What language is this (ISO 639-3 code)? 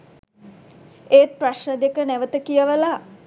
sin